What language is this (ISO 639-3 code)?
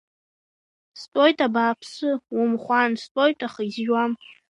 abk